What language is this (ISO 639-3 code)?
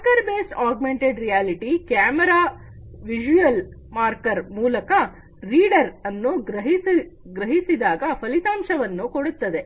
kan